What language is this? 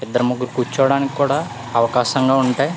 Telugu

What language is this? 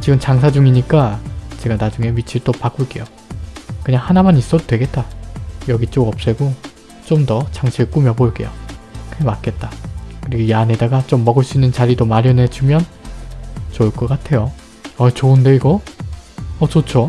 Korean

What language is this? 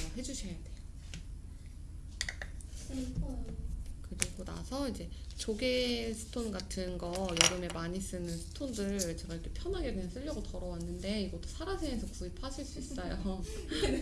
Korean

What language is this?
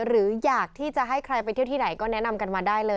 Thai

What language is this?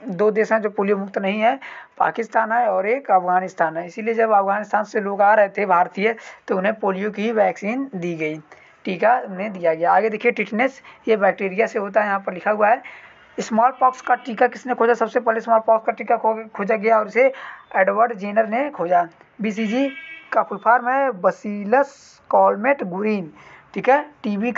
Hindi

